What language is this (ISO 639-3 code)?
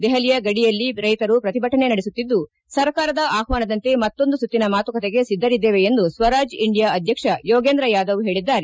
kan